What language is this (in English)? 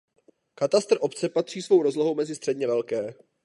Czech